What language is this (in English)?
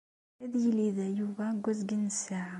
Kabyle